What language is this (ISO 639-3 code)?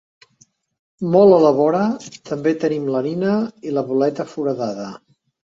cat